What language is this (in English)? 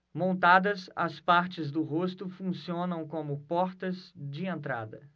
Portuguese